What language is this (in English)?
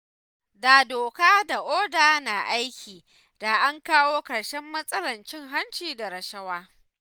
Hausa